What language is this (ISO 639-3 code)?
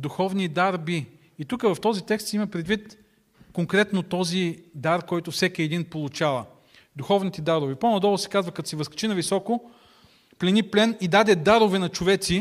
bul